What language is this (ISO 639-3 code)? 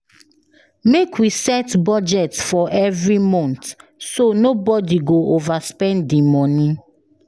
pcm